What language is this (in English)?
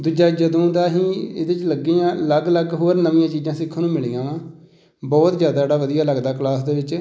Punjabi